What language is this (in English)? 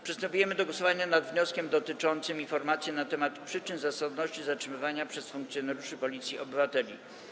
Polish